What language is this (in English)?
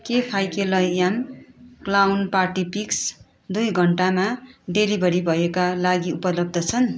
Nepali